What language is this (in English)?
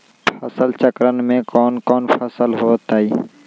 Magahi